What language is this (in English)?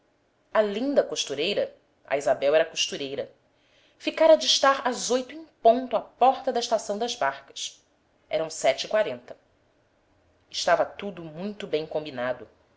Portuguese